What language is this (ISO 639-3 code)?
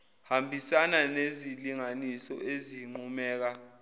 zul